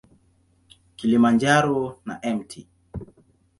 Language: Swahili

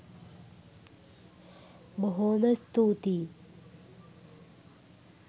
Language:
Sinhala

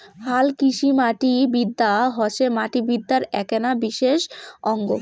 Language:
Bangla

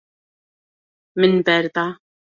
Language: Kurdish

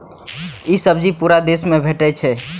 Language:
Maithili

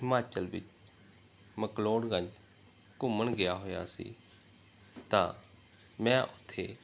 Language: Punjabi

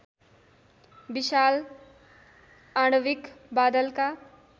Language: Nepali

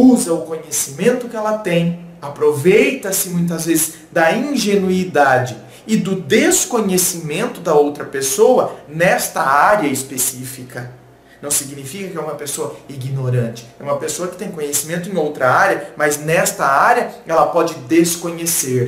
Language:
Portuguese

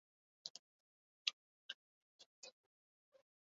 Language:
Basque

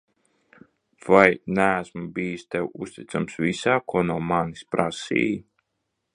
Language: Latvian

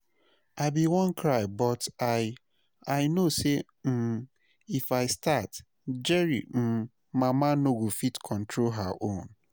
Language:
Nigerian Pidgin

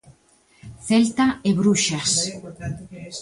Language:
Galician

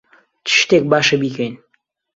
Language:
Central Kurdish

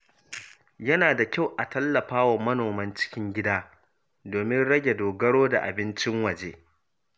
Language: Hausa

